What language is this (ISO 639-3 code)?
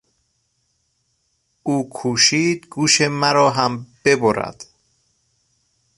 fas